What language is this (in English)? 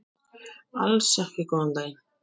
Icelandic